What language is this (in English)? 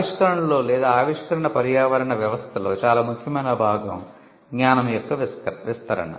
Telugu